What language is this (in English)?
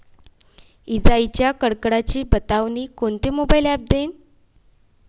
Marathi